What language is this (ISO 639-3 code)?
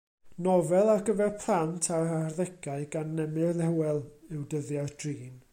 cym